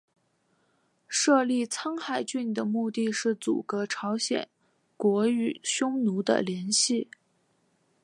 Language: Chinese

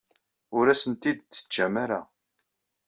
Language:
Kabyle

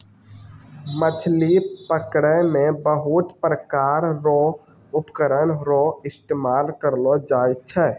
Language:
Maithili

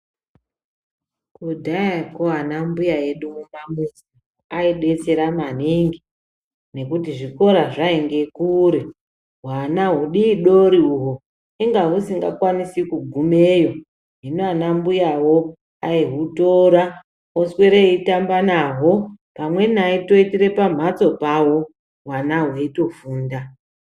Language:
Ndau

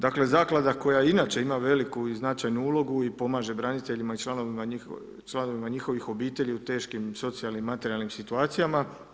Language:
Croatian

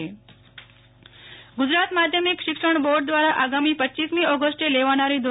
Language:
Gujarati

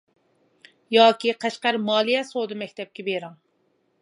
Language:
Uyghur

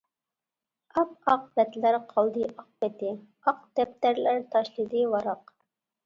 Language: Uyghur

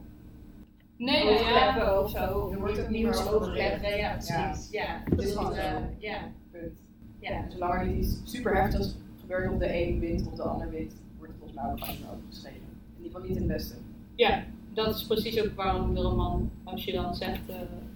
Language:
Dutch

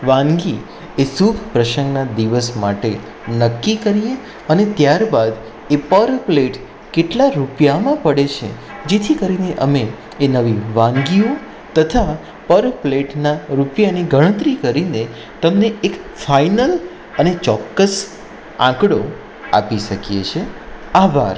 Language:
Gujarati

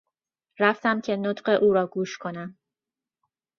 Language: Persian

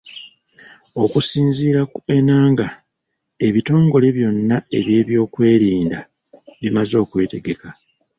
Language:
Ganda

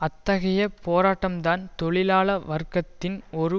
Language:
Tamil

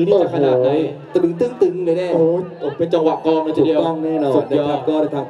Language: Thai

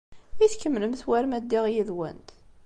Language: Kabyle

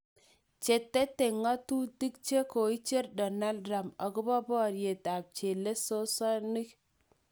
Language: Kalenjin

